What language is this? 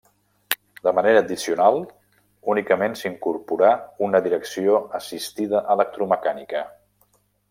Catalan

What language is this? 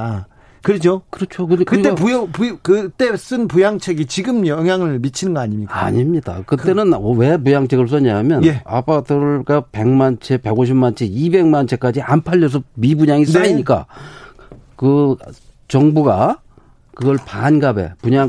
Korean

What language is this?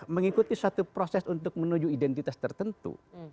Indonesian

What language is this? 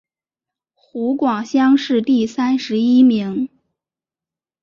Chinese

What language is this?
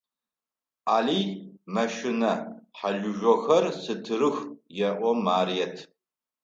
Adyghe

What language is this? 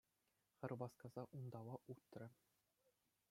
Chuvash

